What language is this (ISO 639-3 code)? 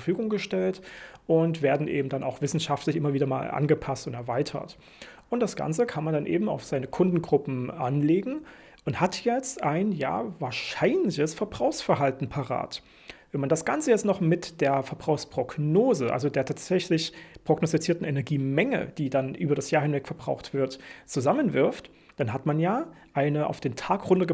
deu